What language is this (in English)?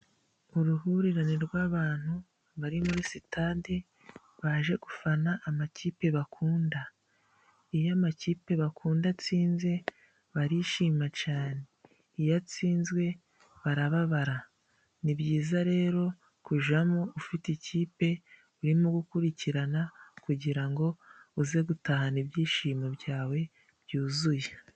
Kinyarwanda